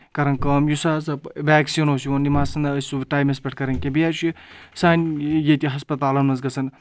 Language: Kashmiri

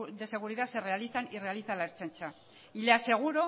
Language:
Spanish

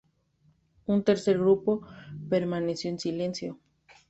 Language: Spanish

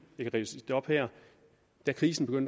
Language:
Danish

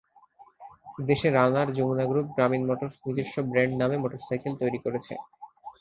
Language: Bangla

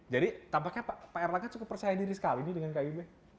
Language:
Indonesian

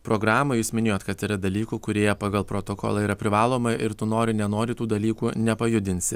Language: Lithuanian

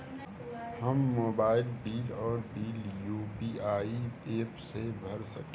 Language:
Bhojpuri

